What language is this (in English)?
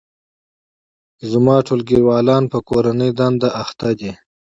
Pashto